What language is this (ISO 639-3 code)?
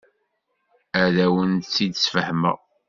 kab